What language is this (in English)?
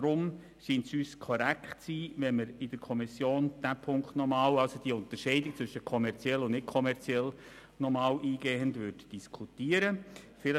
Swiss German